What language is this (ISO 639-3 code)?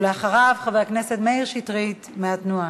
heb